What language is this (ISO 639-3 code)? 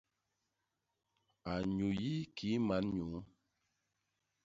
bas